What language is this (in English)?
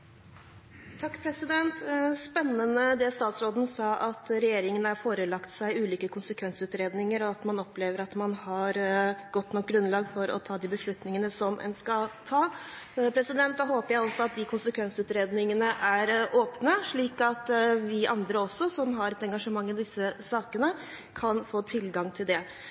Norwegian Bokmål